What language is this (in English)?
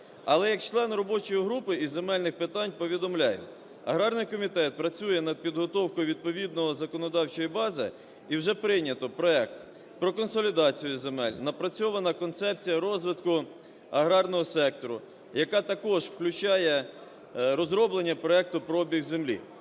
Ukrainian